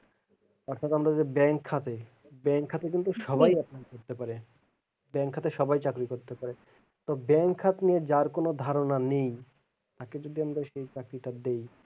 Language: Bangla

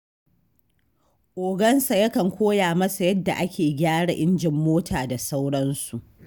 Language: Hausa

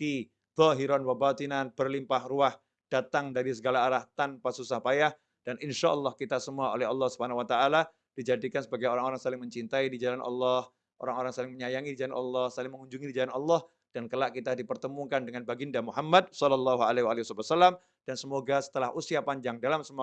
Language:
Indonesian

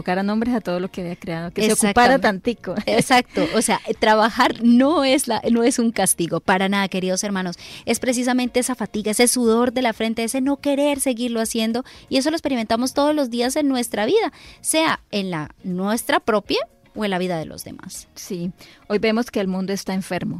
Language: Spanish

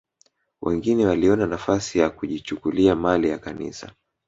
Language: Swahili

